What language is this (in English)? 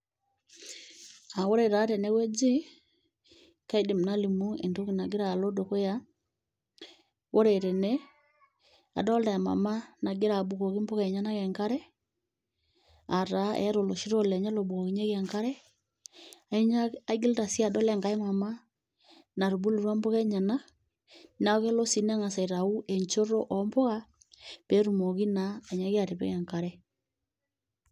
Masai